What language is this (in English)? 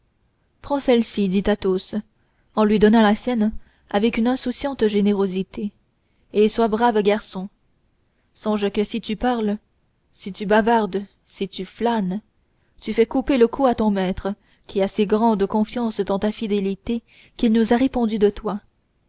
French